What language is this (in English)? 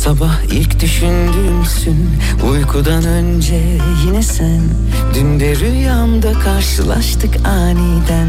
Turkish